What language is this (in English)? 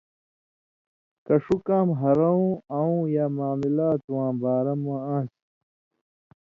Indus Kohistani